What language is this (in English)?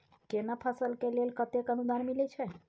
Maithili